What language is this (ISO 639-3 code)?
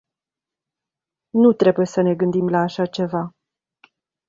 ron